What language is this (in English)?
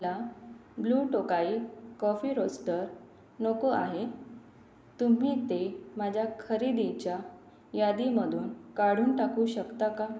Marathi